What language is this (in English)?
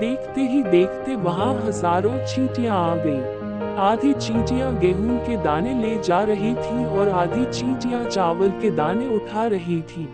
Hindi